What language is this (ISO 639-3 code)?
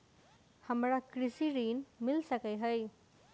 mai